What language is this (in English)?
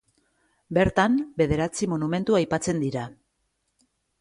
Basque